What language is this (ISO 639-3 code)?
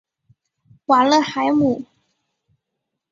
zho